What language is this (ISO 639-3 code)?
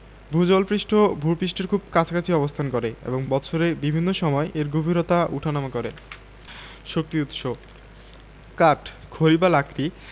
ben